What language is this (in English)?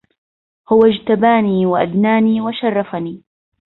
Arabic